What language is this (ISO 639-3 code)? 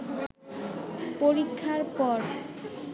ben